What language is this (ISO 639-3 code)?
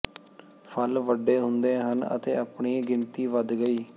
pan